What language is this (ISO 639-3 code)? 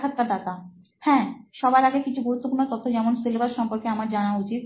ben